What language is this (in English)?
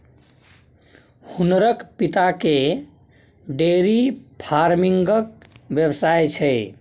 Maithili